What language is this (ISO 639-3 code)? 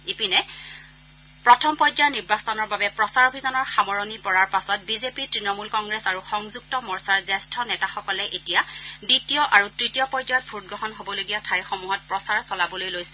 asm